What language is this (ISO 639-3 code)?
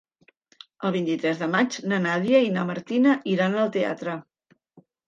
cat